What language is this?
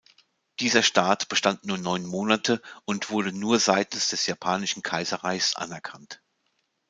German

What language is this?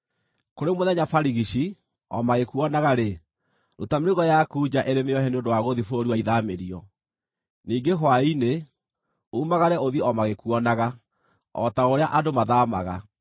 Kikuyu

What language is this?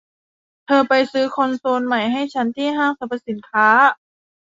Thai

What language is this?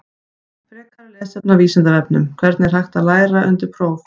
Icelandic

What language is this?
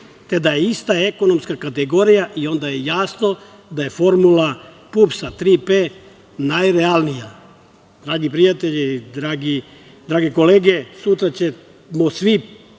Serbian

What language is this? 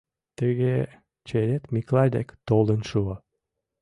Mari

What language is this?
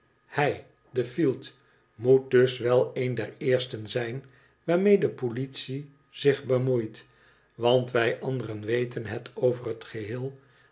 Dutch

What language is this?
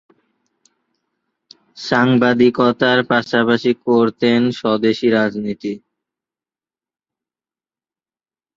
Bangla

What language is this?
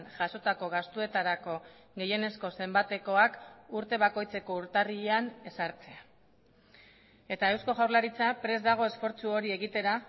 Basque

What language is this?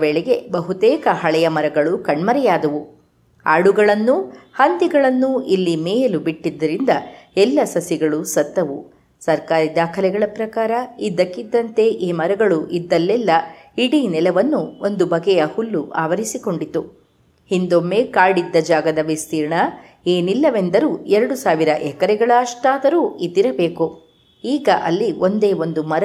Kannada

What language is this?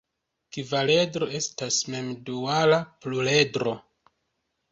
Esperanto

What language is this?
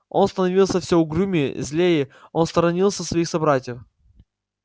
Russian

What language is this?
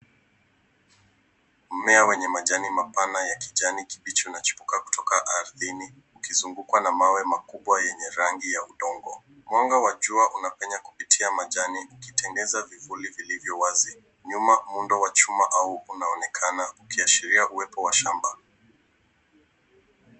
Swahili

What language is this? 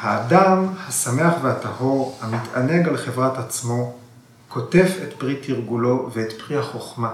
Hebrew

